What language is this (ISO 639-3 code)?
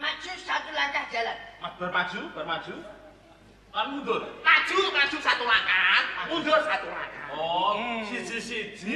ind